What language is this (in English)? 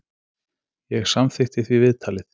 Icelandic